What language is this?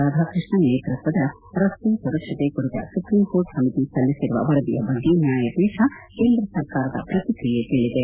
Kannada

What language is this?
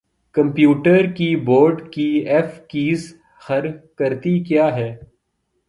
Urdu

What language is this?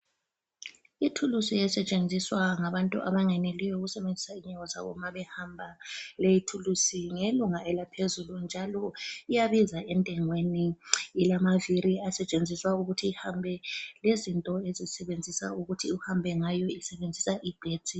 North Ndebele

